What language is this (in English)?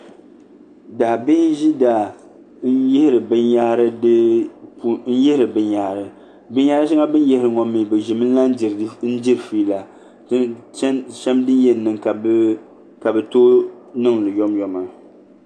Dagbani